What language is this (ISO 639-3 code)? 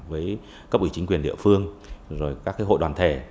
vie